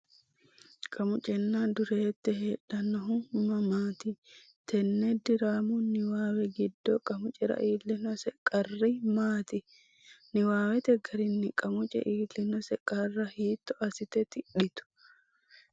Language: Sidamo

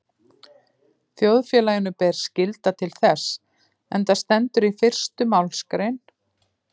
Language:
Icelandic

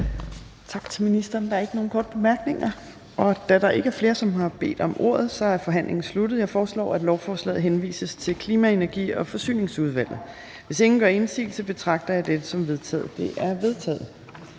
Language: Danish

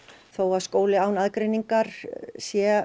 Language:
Icelandic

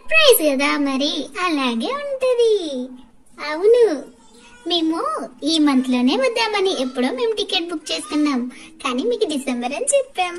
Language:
Telugu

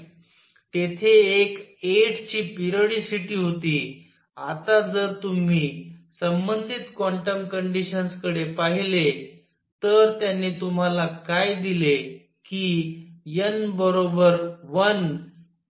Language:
Marathi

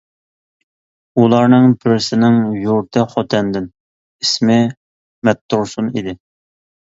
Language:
Uyghur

